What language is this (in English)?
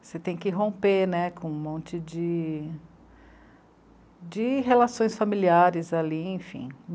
Portuguese